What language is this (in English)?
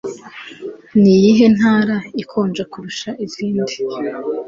Kinyarwanda